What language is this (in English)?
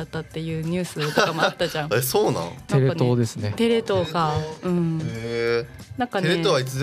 Japanese